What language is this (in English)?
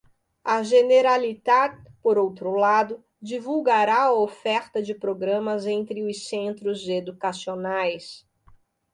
Portuguese